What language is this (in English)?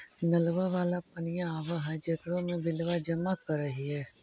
Magahi